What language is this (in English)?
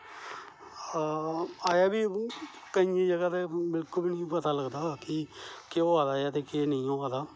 Dogri